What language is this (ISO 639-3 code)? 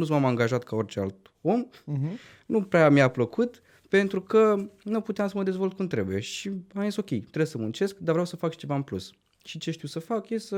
ron